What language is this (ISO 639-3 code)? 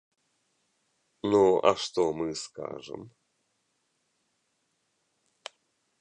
bel